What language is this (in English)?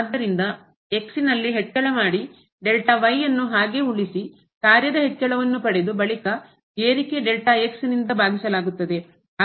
Kannada